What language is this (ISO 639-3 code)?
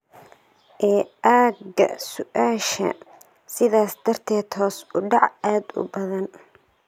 som